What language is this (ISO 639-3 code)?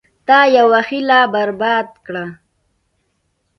pus